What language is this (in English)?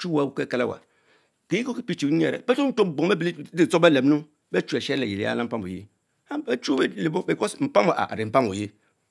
Mbe